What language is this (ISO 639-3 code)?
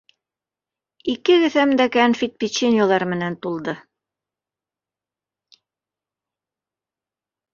bak